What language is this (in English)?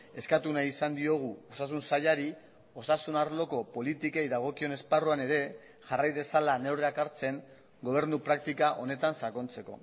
Basque